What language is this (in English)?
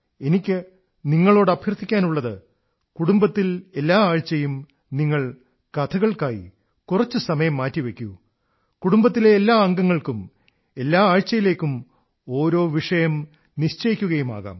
Malayalam